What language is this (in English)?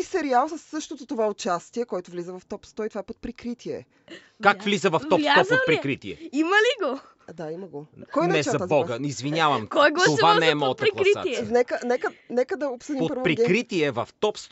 Bulgarian